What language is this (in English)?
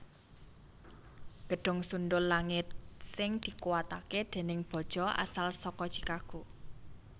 Javanese